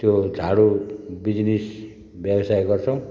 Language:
Nepali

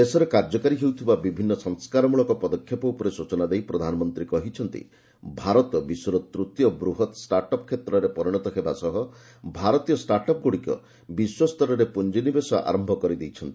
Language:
Odia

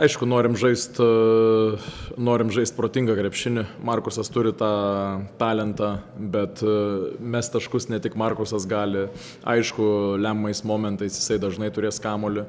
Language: Lithuanian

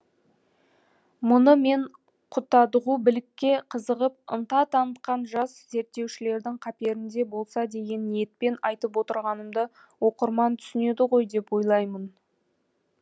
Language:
Kazakh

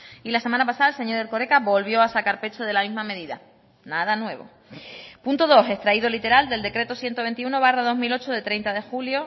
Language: Spanish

